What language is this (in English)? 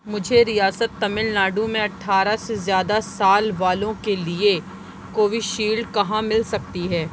Urdu